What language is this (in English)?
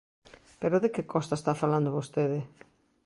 Galician